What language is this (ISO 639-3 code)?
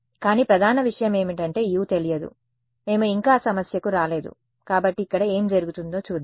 tel